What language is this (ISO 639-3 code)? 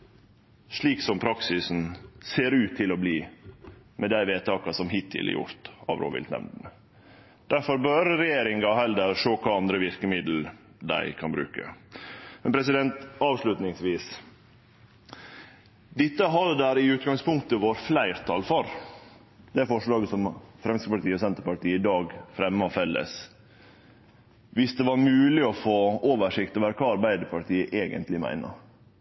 nno